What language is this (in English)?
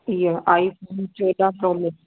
Sindhi